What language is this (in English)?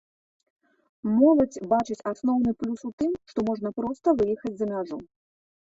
Belarusian